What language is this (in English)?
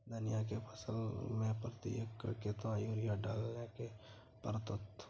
Maithili